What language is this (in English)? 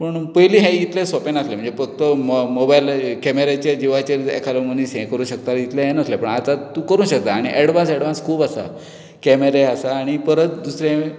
Konkani